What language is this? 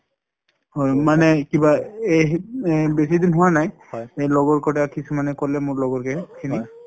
Assamese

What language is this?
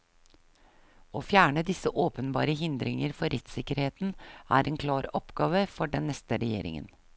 Norwegian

